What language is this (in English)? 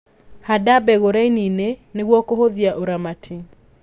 Kikuyu